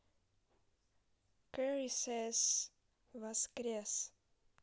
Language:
Russian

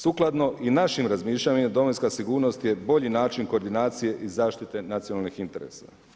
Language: Croatian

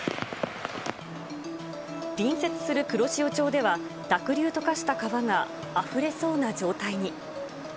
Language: Japanese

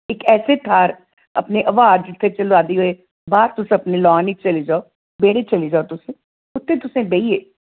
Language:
Dogri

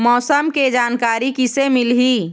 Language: Chhattisgarhi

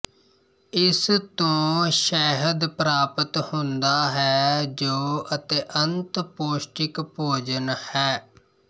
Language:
Punjabi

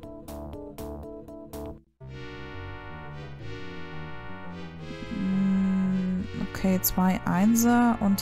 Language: German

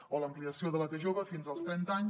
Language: Catalan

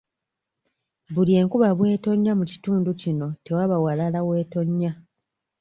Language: Ganda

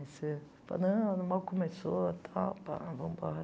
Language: Portuguese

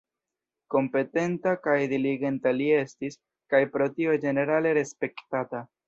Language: Esperanto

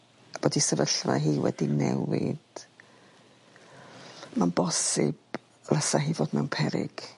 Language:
Welsh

